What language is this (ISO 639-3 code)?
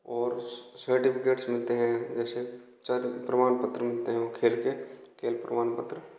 hin